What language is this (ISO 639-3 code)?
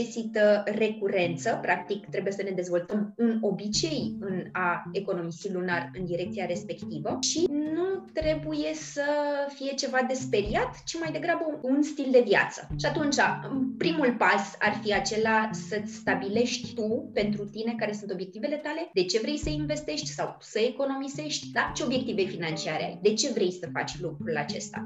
ron